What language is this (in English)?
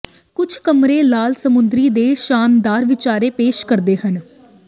Punjabi